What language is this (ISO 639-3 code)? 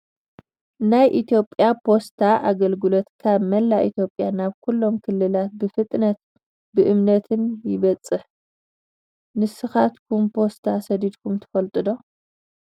tir